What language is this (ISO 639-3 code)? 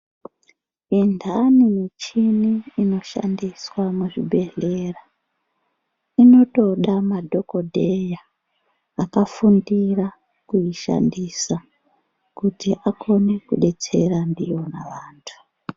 ndc